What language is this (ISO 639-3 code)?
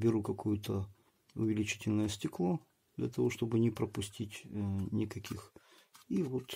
rus